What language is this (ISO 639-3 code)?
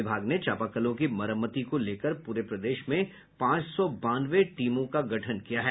hin